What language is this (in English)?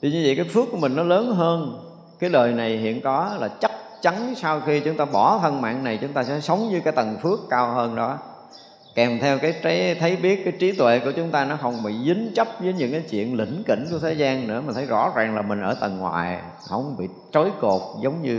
Vietnamese